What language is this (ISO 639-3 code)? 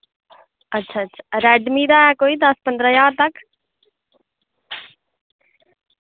doi